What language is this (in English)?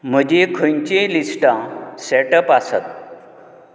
Konkani